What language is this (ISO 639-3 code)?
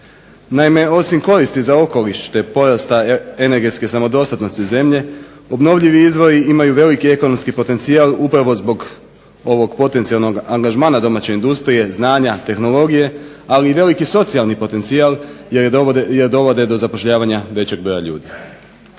hrv